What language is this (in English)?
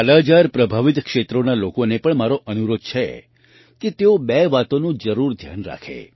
Gujarati